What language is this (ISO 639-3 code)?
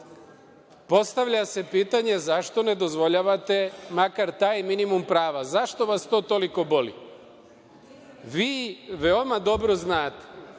srp